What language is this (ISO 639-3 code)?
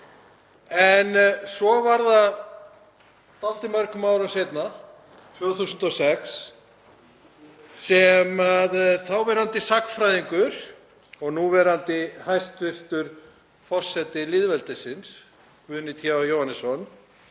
isl